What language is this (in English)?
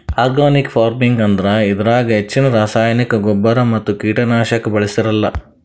Kannada